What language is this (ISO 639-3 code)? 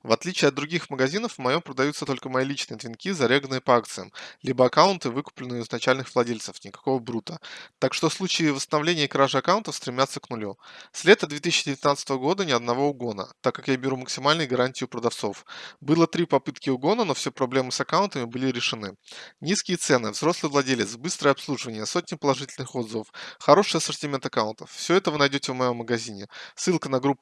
rus